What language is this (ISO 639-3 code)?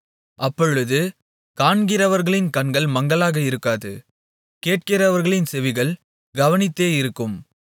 tam